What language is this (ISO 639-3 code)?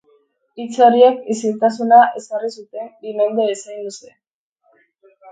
eus